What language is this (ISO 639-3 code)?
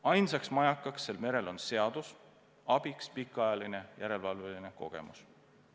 est